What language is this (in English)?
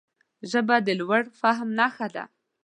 Pashto